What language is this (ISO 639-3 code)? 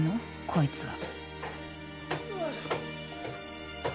jpn